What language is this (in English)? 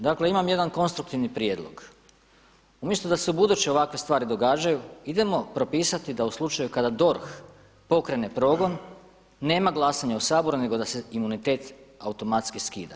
Croatian